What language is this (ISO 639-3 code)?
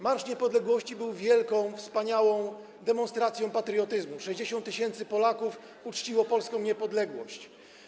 pol